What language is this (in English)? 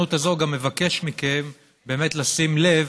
Hebrew